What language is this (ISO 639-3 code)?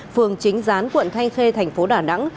vie